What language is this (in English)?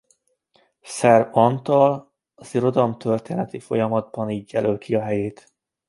Hungarian